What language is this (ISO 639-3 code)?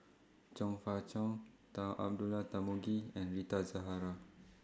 eng